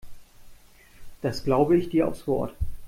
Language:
German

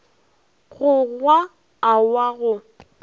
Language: Northern Sotho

